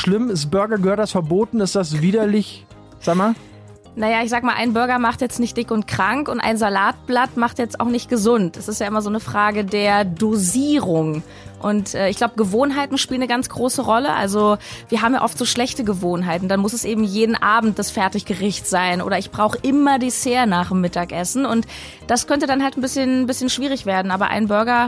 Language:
German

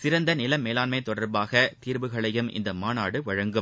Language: Tamil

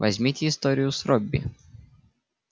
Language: Russian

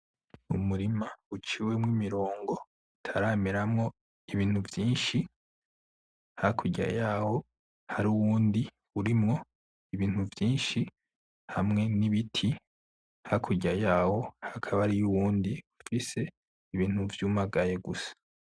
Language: Rundi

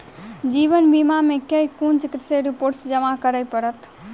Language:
Maithili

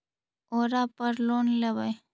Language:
Magahi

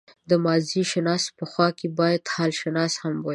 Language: Pashto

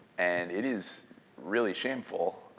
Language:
English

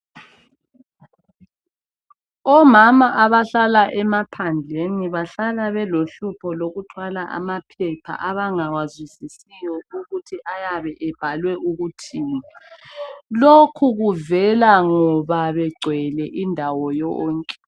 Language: North Ndebele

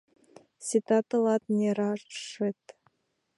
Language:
Mari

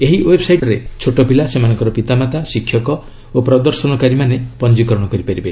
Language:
Odia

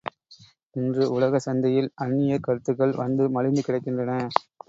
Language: Tamil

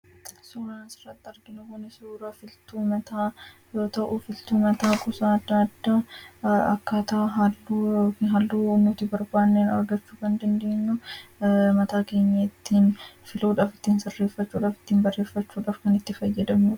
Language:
Oromo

